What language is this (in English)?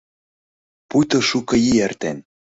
Mari